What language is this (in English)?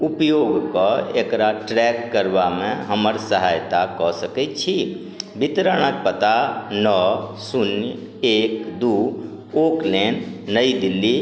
Maithili